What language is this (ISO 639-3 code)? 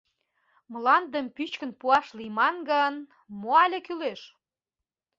chm